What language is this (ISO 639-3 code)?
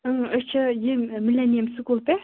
kas